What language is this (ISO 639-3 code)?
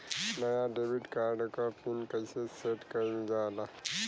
bho